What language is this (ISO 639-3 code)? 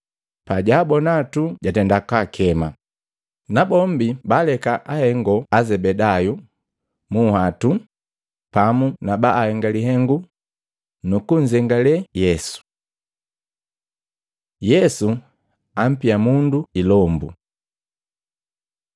mgv